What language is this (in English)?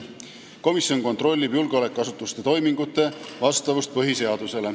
Estonian